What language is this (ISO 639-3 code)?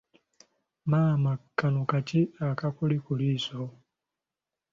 lug